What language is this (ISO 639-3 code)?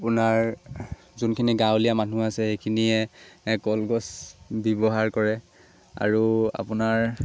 asm